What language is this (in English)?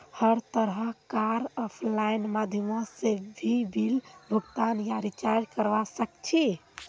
Magahi